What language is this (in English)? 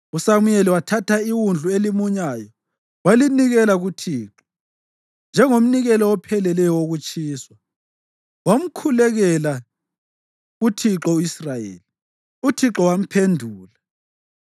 North Ndebele